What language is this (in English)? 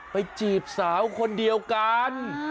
Thai